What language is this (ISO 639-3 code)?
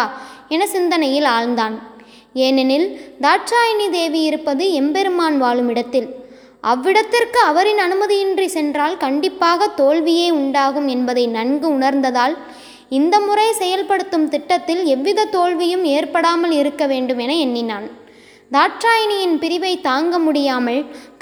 tam